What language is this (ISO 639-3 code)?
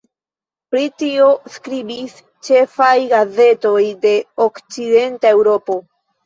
epo